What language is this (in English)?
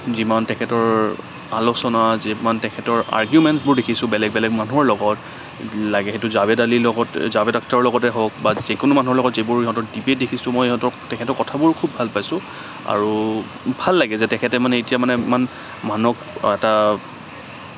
Assamese